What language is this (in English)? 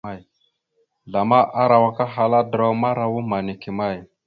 Mada (Cameroon)